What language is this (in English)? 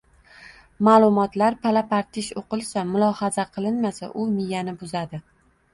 Uzbek